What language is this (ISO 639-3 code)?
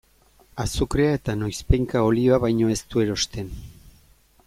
eus